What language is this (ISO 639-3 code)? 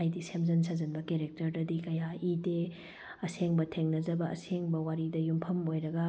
mni